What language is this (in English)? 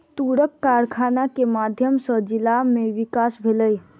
Maithili